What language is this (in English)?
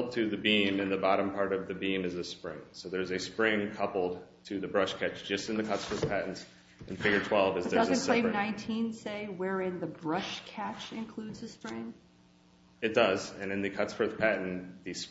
English